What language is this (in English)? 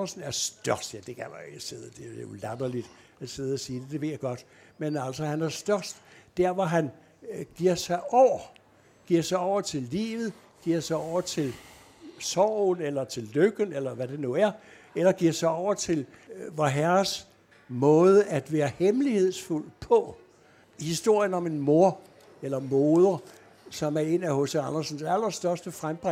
Danish